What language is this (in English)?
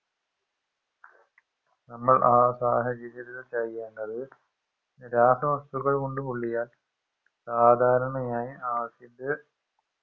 Malayalam